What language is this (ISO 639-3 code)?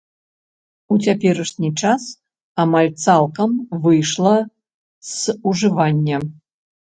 bel